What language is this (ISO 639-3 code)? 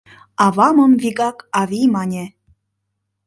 chm